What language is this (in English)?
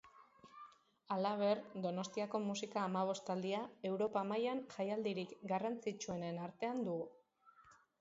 Basque